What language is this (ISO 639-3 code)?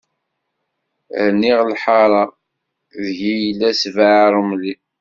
kab